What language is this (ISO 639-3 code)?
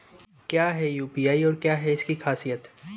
hin